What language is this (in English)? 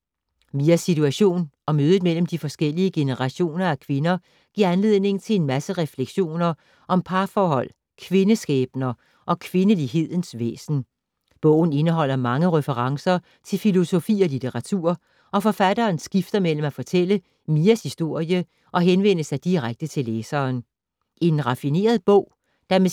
Danish